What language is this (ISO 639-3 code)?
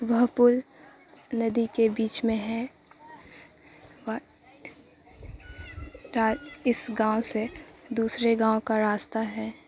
urd